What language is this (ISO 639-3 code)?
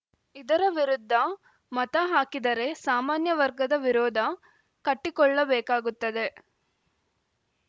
kan